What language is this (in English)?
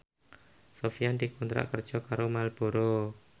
Javanese